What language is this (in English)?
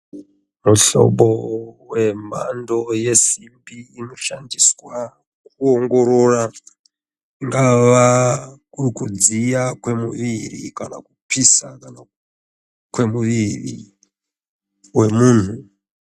Ndau